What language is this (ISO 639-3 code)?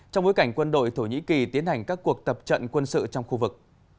vie